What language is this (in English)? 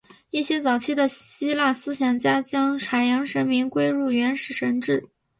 Chinese